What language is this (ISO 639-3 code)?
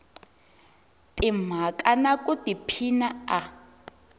tso